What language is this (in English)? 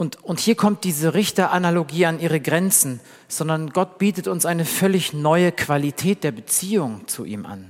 German